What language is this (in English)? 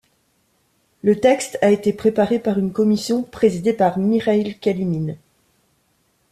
French